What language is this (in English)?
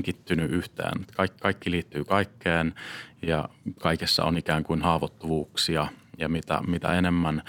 Finnish